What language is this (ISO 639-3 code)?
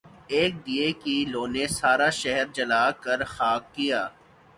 urd